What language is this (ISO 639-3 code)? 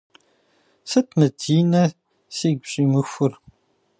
kbd